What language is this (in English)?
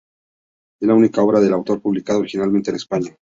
Spanish